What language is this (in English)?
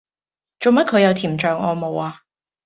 Cantonese